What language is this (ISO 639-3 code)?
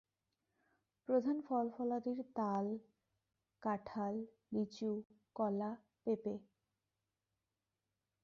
ben